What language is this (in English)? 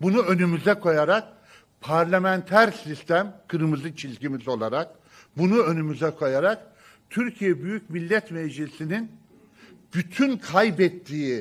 Turkish